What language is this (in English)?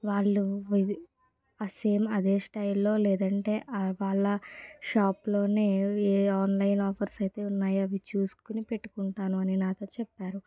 Telugu